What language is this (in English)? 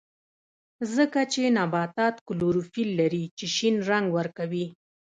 Pashto